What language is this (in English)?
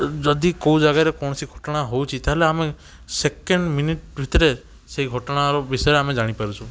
Odia